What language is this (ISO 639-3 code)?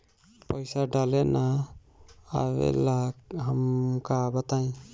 bho